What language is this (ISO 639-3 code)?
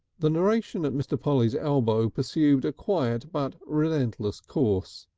eng